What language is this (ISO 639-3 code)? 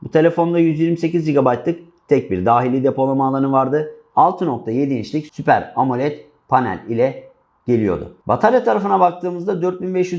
tur